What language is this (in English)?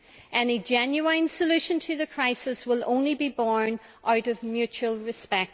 English